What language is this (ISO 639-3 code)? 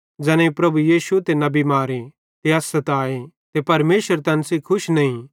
bhd